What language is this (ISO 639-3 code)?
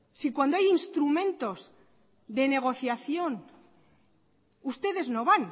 spa